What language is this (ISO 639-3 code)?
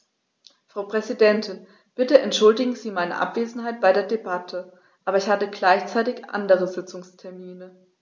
deu